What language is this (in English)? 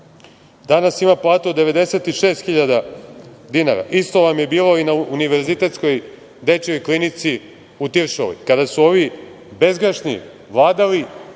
Serbian